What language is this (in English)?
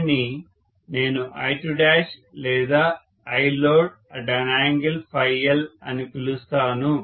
Telugu